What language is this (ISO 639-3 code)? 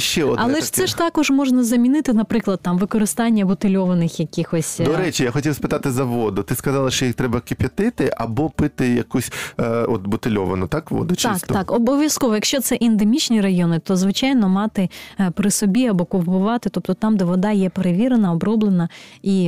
ukr